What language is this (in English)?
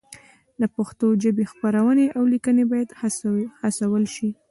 Pashto